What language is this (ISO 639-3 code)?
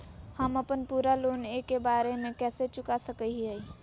mag